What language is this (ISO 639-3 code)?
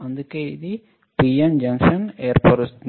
tel